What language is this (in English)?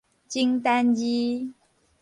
Min Nan Chinese